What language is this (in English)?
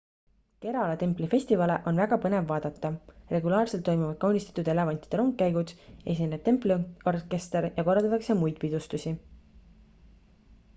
Estonian